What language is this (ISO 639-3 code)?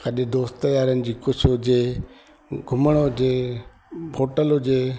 snd